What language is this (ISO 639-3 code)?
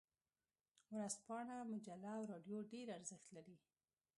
pus